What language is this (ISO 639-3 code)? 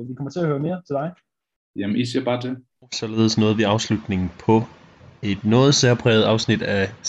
dan